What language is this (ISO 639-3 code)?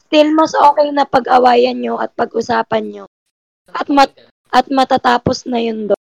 fil